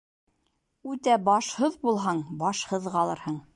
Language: Bashkir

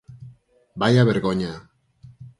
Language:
Galician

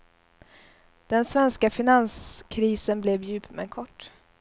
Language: Swedish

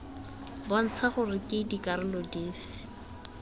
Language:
Tswana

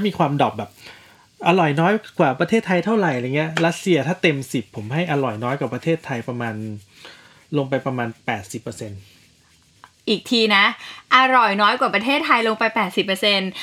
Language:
Thai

